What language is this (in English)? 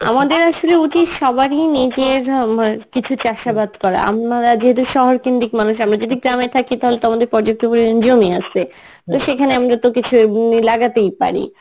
Bangla